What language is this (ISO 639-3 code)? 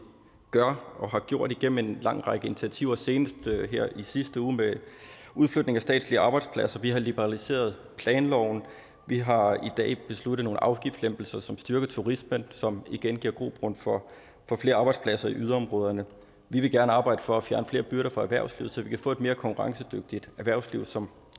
dan